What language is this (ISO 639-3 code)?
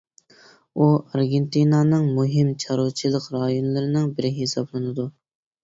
uig